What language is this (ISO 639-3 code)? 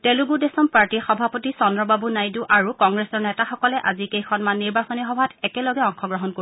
asm